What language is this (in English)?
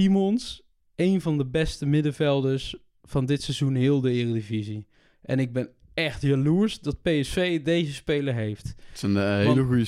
Dutch